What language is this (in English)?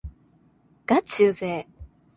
Japanese